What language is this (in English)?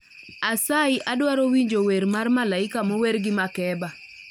Luo (Kenya and Tanzania)